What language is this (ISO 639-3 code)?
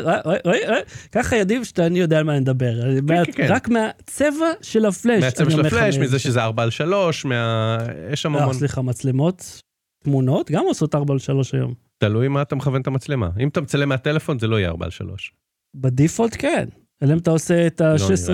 heb